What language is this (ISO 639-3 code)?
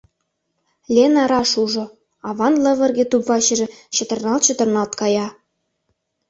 chm